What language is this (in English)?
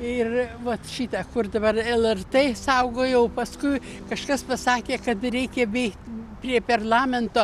Lithuanian